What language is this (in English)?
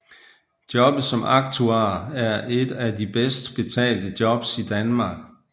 Danish